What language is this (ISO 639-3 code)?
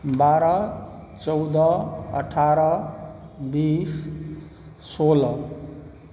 mai